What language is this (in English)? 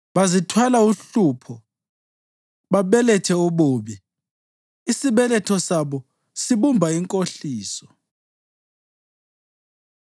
North Ndebele